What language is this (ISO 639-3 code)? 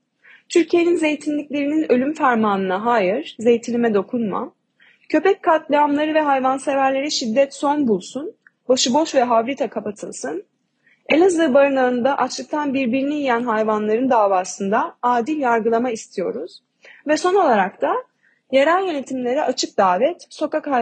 tur